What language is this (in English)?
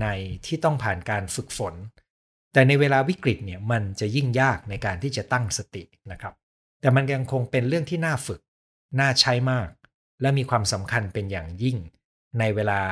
Thai